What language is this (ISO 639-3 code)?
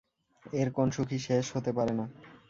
ben